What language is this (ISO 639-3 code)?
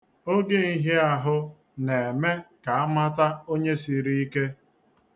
ibo